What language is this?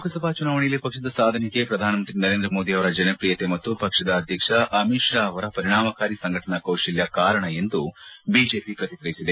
Kannada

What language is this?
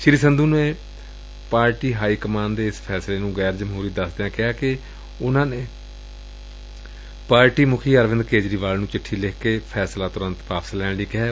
Punjabi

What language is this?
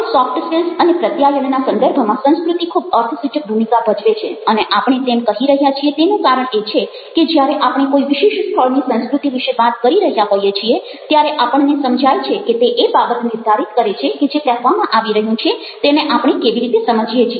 Gujarati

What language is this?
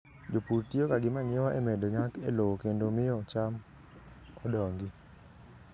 Luo (Kenya and Tanzania)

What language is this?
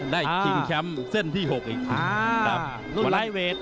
Thai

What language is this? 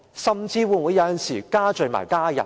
Cantonese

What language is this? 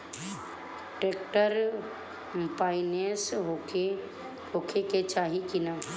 Bhojpuri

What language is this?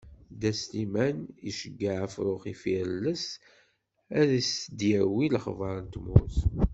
Kabyle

